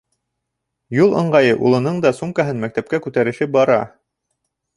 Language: Bashkir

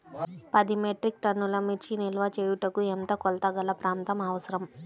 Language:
Telugu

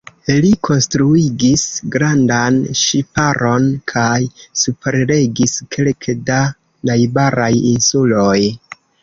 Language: Esperanto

